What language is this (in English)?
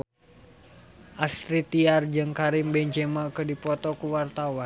Sundanese